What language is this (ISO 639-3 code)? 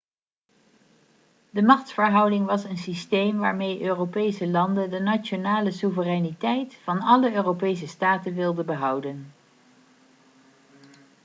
nld